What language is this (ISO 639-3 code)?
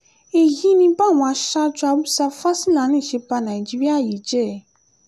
yor